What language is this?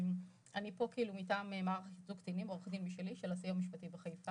Hebrew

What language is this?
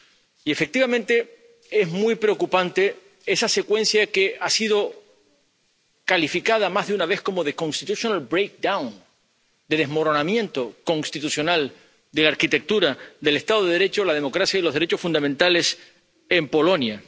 Spanish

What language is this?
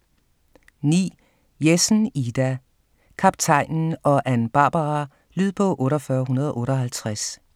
Danish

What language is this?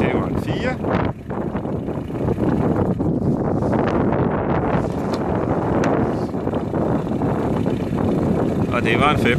Danish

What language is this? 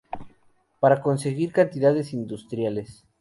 Spanish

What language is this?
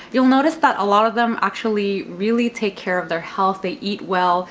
English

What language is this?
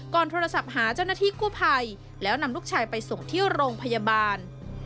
Thai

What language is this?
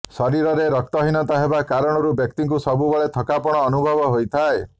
Odia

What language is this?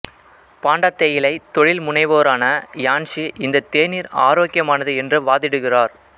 Tamil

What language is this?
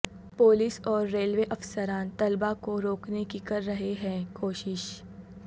Urdu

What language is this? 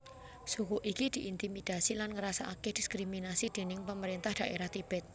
Javanese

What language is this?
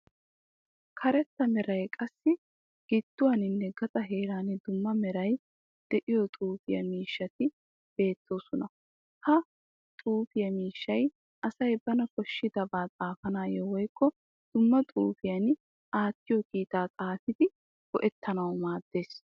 Wolaytta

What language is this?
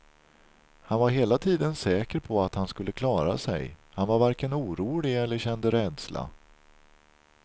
Swedish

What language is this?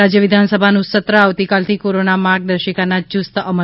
Gujarati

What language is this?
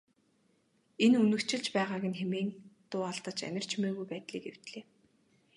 Mongolian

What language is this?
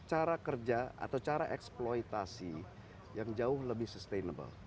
Indonesian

